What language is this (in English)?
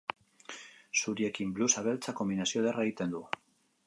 Basque